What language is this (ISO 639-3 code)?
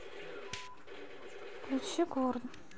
rus